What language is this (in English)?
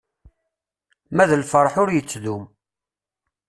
Kabyle